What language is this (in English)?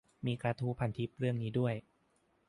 Thai